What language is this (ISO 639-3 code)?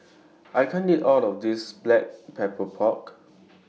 eng